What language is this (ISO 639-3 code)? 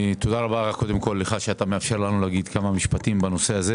heb